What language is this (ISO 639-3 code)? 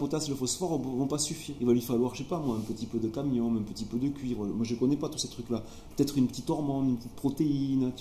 fra